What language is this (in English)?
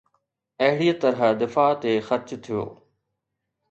Sindhi